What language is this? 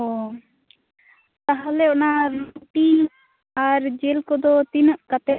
Santali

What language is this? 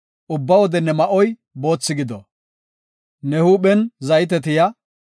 Gofa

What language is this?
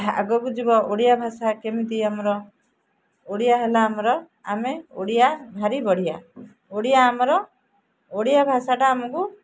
Odia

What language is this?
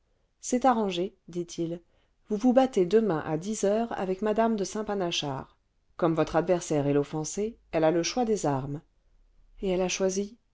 French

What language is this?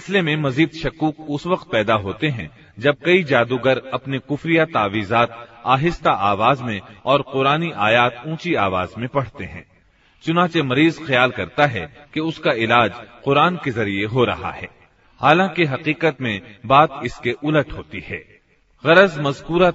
Hindi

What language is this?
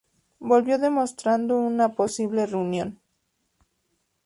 Spanish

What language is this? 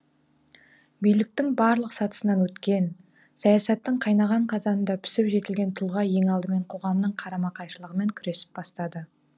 Kazakh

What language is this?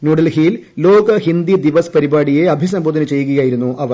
Malayalam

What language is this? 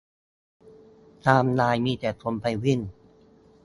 Thai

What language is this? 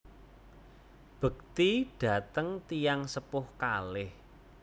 Javanese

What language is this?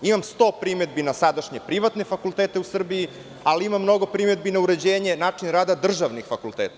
Serbian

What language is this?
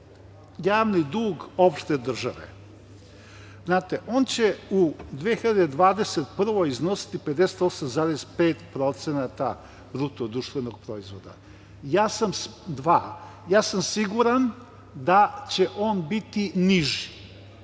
Serbian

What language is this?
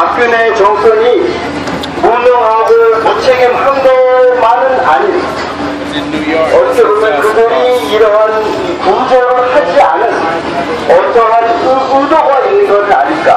Korean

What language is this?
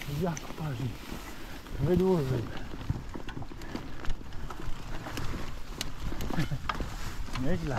Polish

